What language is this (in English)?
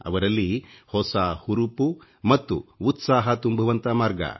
Kannada